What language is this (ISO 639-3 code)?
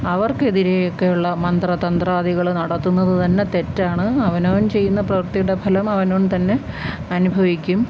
mal